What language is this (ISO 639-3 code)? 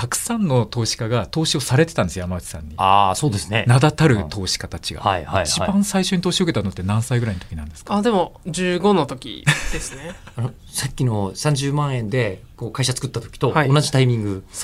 jpn